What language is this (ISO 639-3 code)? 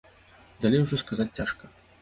bel